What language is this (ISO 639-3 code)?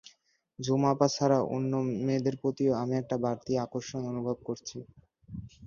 ben